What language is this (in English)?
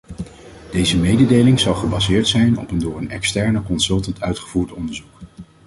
Dutch